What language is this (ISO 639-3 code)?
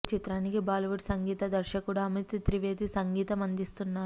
tel